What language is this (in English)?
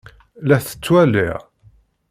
Kabyle